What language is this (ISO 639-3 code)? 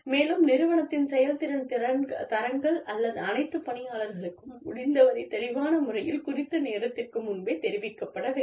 tam